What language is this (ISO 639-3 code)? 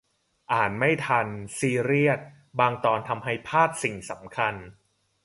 tha